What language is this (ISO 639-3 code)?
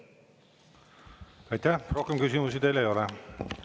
est